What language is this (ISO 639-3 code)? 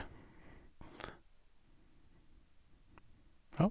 nor